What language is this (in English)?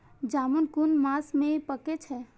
Maithili